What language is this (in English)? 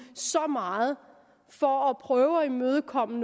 Danish